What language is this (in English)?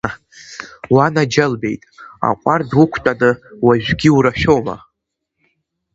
Abkhazian